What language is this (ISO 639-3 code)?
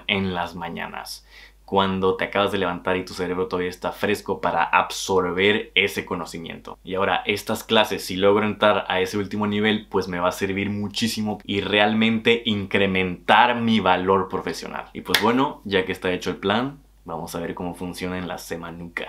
spa